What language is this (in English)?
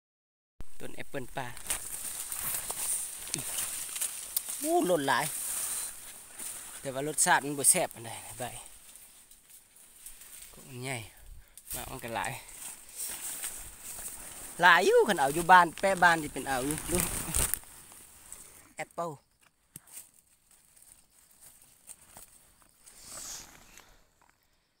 Thai